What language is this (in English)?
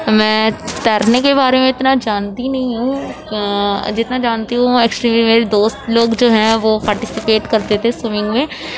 Urdu